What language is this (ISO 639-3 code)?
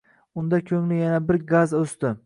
uzb